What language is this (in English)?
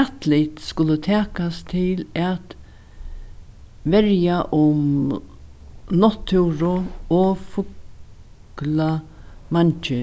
Faroese